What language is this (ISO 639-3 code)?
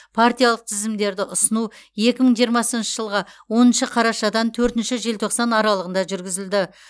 kaz